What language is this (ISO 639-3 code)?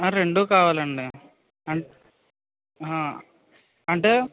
tel